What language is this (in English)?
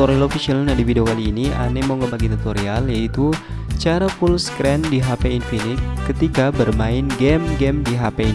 Indonesian